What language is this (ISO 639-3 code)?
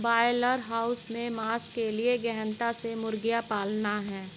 hin